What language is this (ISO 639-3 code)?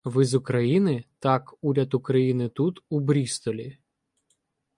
ukr